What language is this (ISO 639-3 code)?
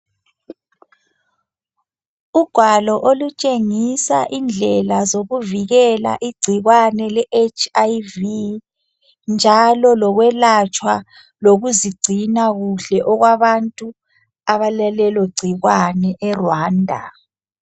nde